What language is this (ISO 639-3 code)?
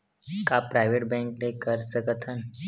hne